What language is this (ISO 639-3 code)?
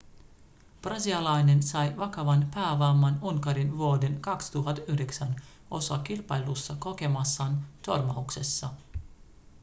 fin